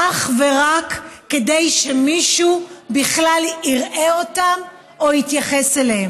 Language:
Hebrew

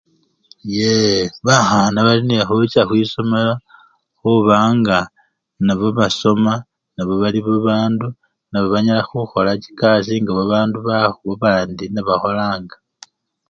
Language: Luyia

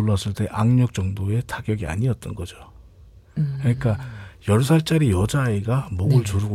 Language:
Korean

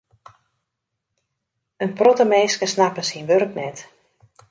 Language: Western Frisian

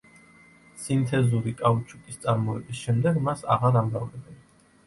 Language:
Georgian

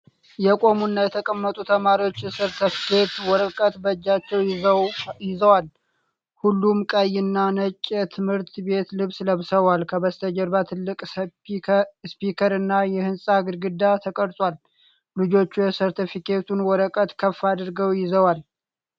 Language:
Amharic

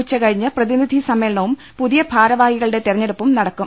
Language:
Malayalam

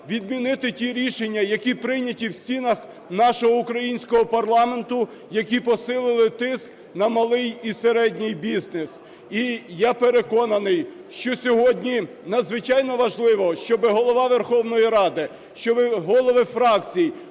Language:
Ukrainian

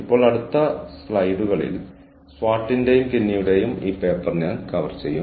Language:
Malayalam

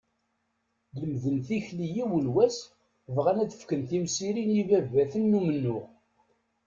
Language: Kabyle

